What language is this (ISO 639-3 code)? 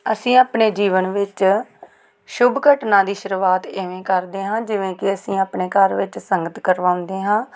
pan